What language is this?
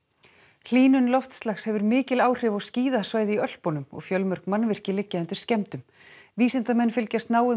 Icelandic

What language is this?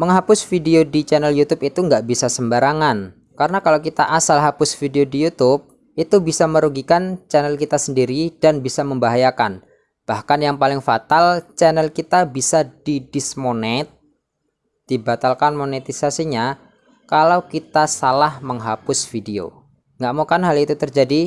Indonesian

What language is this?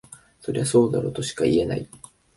Japanese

